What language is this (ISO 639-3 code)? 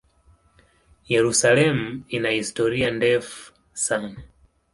swa